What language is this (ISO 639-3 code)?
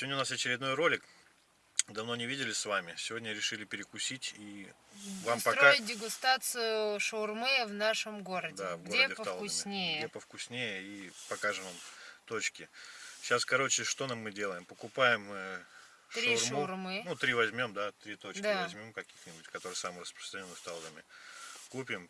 rus